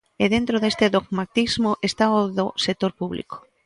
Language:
Galician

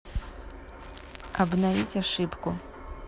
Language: Russian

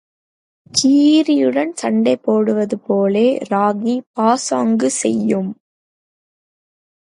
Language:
Tamil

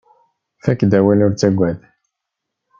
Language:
Kabyle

